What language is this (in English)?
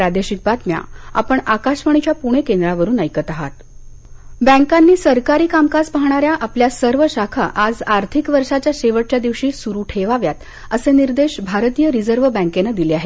Marathi